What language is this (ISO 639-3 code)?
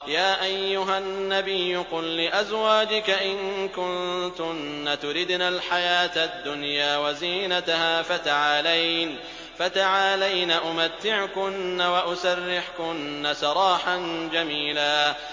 ara